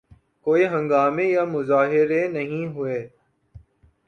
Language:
Urdu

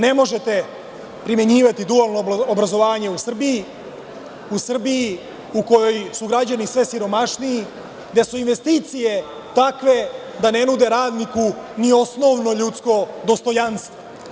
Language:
Serbian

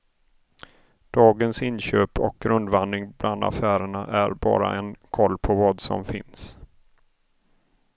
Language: Swedish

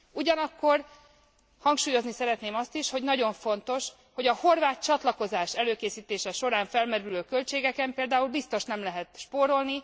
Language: Hungarian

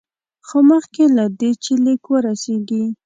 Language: Pashto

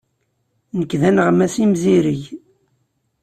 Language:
Kabyle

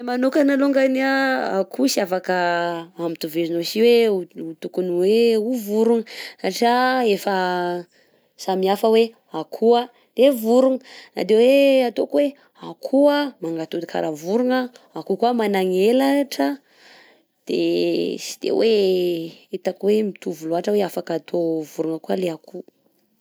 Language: Southern Betsimisaraka Malagasy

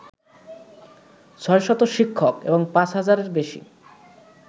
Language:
Bangla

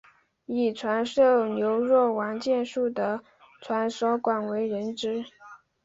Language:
Chinese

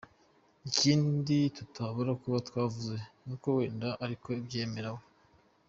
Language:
Kinyarwanda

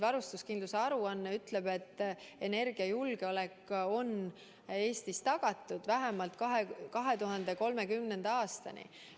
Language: Estonian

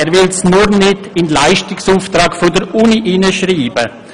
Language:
Swiss German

